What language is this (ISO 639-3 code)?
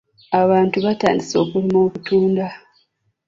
lug